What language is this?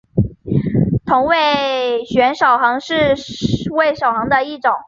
Chinese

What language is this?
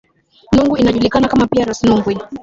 Swahili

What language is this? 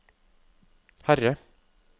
Norwegian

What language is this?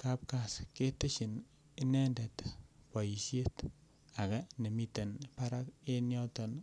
Kalenjin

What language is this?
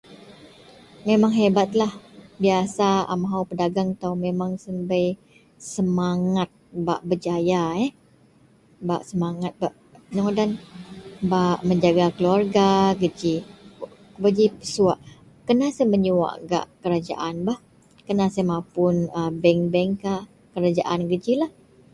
Central Melanau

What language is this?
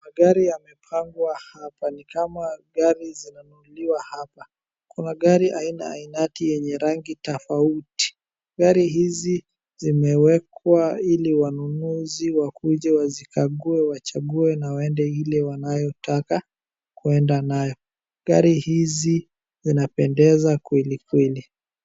Swahili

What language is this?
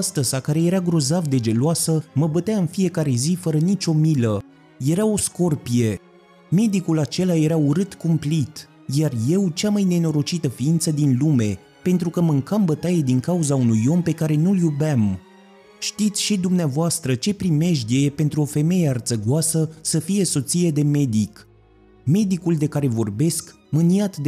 Romanian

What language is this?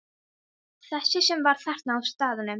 Icelandic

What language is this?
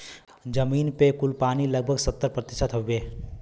Bhojpuri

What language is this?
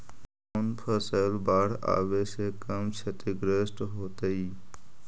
Magahi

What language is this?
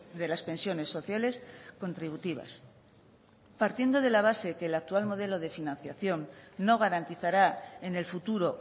Spanish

